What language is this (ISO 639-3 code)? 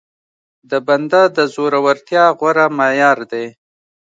pus